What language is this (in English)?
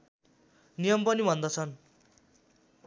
Nepali